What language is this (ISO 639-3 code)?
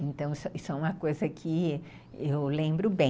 por